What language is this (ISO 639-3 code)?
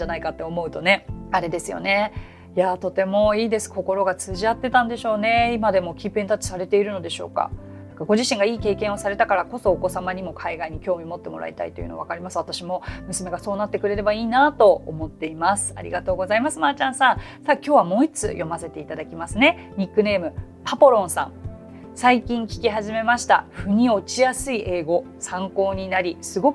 jpn